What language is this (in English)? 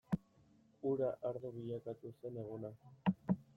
Basque